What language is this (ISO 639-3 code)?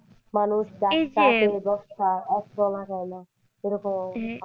ben